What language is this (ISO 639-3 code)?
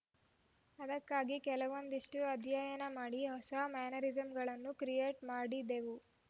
kan